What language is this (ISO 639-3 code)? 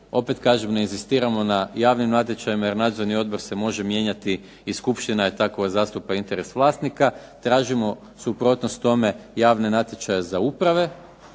hrv